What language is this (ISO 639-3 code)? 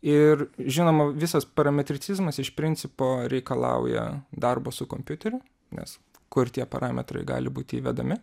lit